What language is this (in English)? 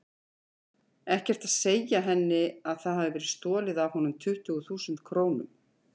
Icelandic